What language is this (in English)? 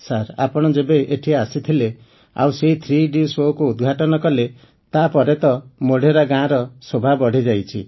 Odia